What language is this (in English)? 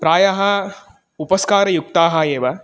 Sanskrit